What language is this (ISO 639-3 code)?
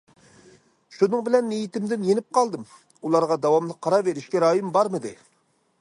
uig